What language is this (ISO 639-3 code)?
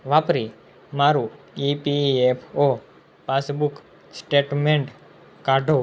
guj